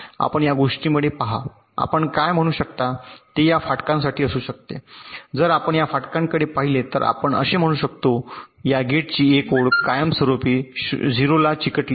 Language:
Marathi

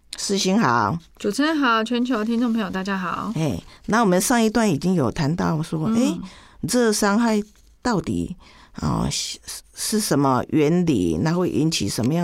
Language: Chinese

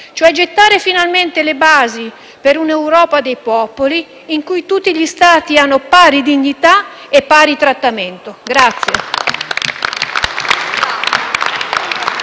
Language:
Italian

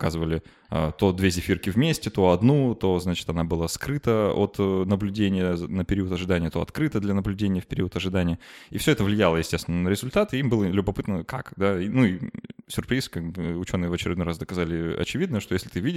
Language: Russian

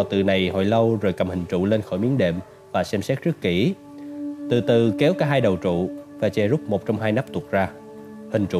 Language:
Vietnamese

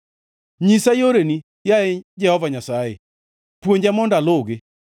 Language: Luo (Kenya and Tanzania)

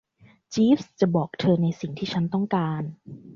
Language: Thai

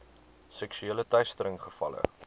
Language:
Afrikaans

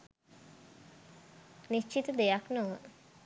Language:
Sinhala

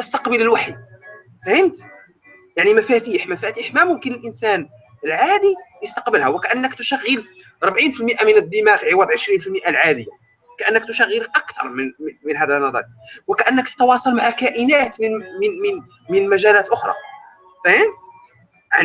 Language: Arabic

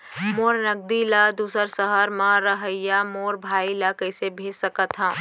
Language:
Chhattisgarhi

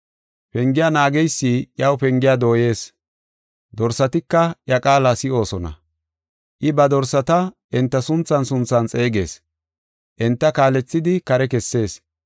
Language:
Gofa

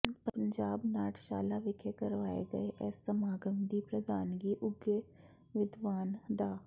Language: Punjabi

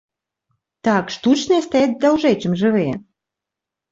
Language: Belarusian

